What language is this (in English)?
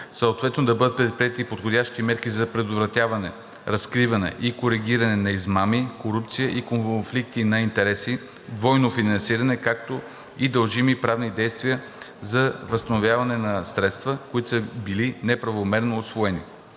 Bulgarian